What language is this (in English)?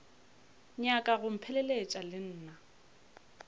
Northern Sotho